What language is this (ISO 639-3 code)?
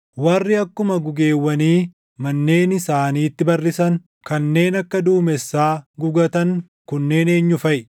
orm